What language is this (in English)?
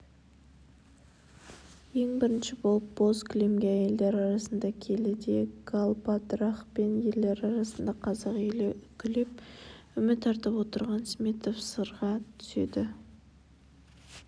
Kazakh